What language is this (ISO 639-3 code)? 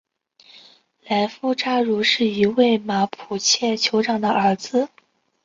zho